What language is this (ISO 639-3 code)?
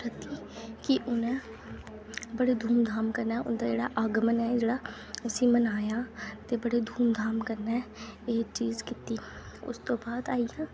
doi